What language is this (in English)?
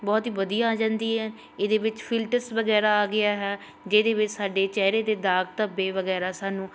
Punjabi